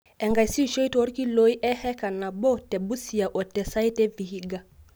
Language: Masai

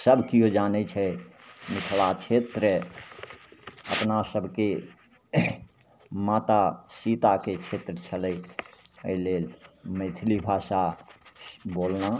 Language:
Maithili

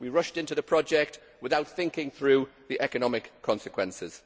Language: English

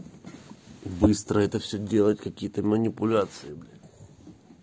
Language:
Russian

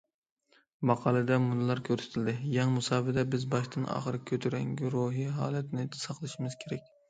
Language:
Uyghur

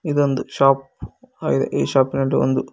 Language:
Kannada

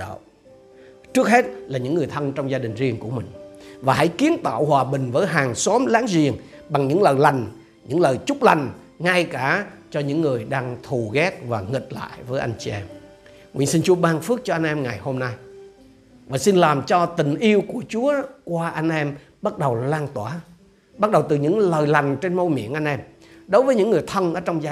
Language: Vietnamese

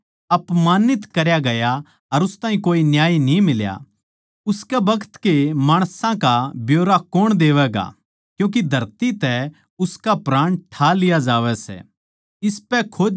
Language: Haryanvi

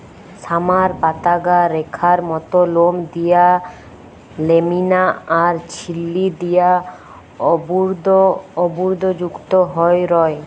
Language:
Bangla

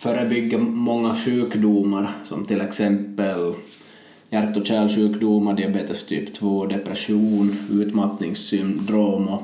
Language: Swedish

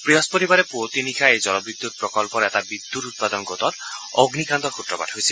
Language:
Assamese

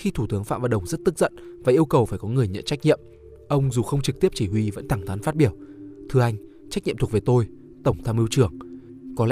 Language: Vietnamese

